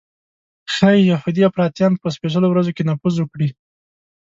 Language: Pashto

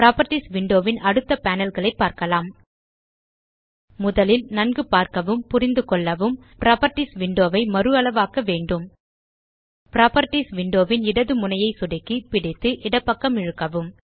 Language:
Tamil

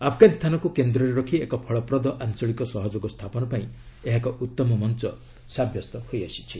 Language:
Odia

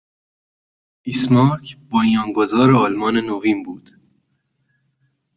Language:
Persian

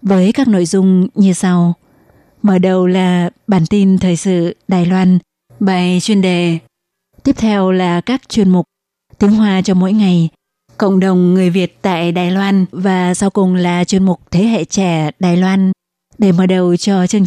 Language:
Vietnamese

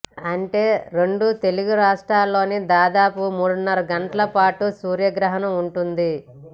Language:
Telugu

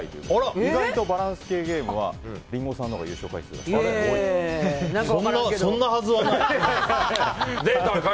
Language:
Japanese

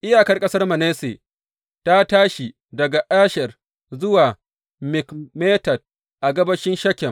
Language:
Hausa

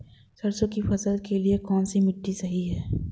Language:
Hindi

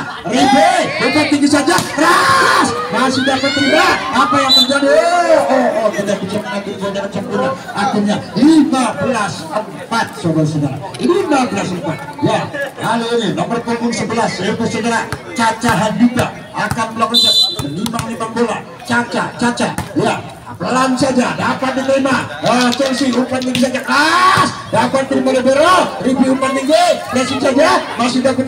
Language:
Indonesian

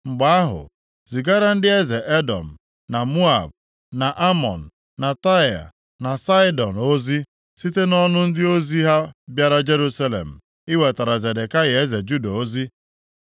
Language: Igbo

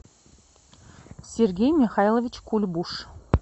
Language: Russian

